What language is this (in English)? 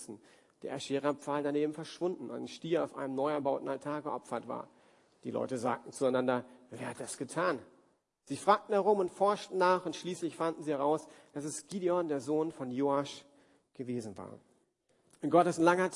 German